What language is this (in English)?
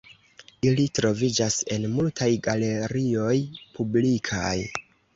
Esperanto